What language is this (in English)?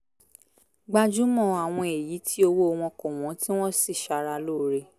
Yoruba